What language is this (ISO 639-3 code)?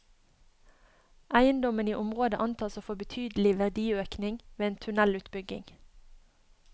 nor